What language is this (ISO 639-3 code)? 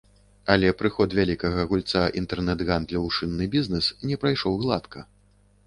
bel